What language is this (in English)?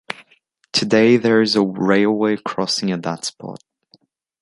English